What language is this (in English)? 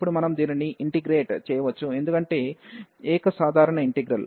Telugu